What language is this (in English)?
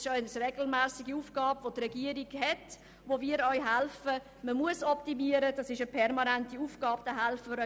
Swiss German